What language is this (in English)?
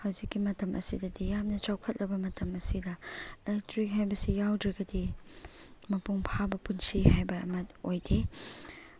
Manipuri